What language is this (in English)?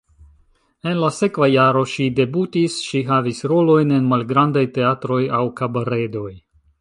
Esperanto